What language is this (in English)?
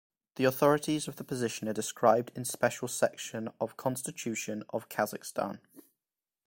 English